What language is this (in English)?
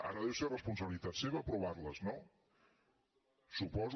Catalan